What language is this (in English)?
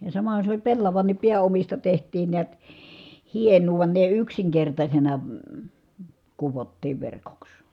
Finnish